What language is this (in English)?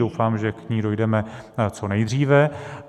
Czech